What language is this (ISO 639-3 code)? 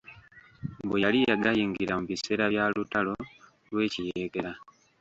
lug